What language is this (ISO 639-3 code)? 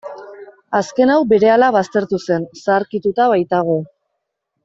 eus